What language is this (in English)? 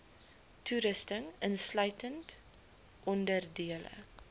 Afrikaans